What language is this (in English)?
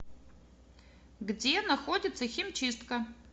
Russian